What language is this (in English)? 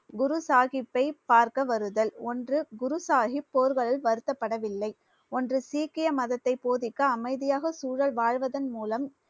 Tamil